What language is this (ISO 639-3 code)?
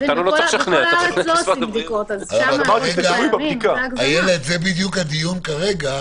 heb